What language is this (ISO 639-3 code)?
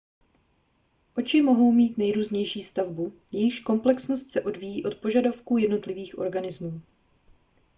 ces